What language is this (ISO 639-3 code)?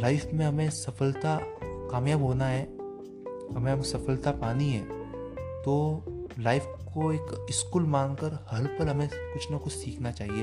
hin